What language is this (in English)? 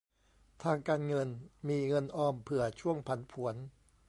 Thai